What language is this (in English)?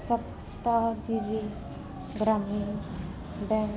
Punjabi